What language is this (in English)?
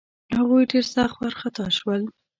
Pashto